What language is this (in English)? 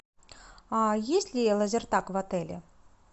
Russian